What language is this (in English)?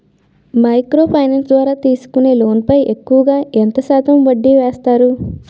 Telugu